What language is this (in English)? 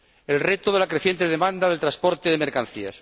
Spanish